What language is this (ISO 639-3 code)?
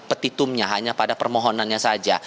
ind